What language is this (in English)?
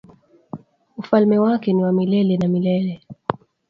Swahili